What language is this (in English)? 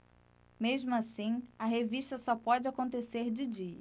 Portuguese